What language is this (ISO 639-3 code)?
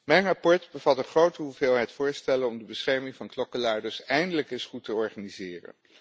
nld